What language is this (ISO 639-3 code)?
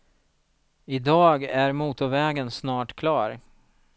swe